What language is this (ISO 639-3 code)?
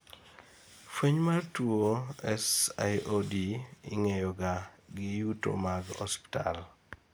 luo